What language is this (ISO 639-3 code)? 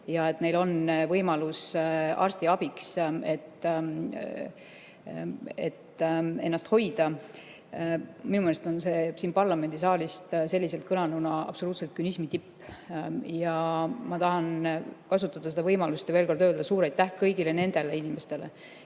est